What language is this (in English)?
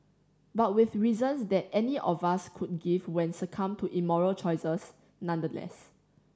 English